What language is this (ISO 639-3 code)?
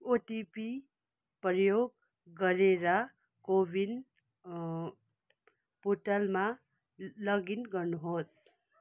nep